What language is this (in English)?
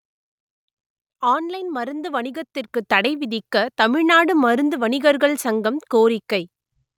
Tamil